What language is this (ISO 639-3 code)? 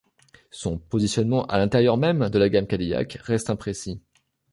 fra